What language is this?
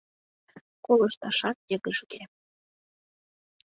Mari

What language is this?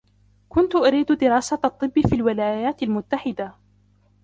Arabic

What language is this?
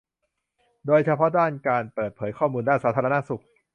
Thai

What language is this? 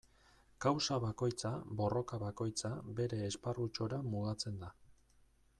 Basque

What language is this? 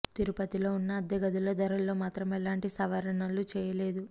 Telugu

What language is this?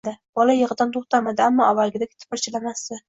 Uzbek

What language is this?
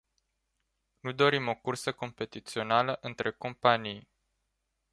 Romanian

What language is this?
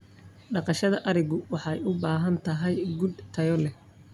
Somali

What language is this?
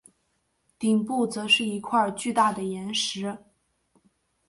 Chinese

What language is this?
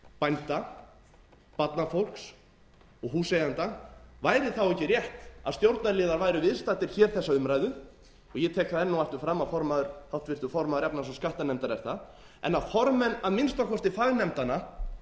Icelandic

